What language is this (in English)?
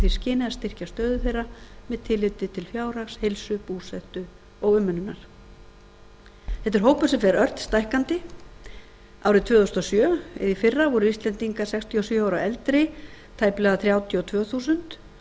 Icelandic